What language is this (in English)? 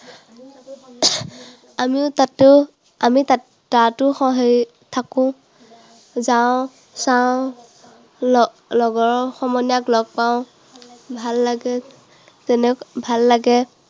Assamese